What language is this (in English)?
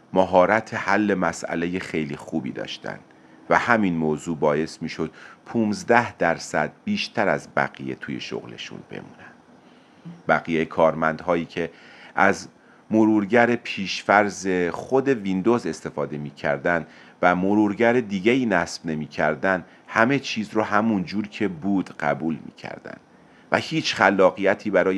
Persian